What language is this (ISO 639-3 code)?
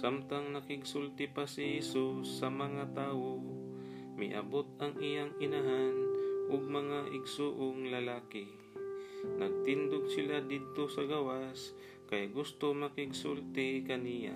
fil